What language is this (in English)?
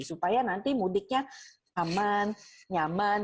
Indonesian